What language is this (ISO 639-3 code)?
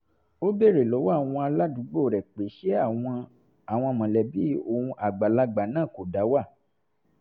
yor